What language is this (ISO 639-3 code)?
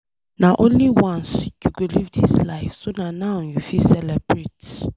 pcm